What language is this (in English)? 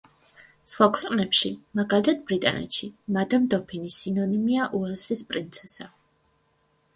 Georgian